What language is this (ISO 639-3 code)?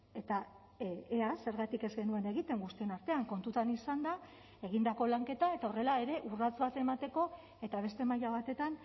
eus